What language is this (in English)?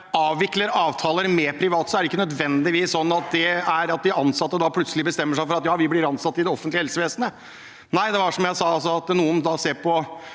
Norwegian